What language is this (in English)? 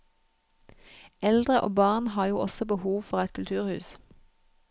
Norwegian